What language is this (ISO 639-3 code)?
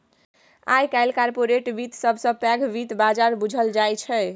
mai